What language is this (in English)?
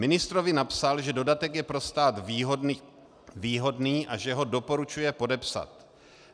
Czech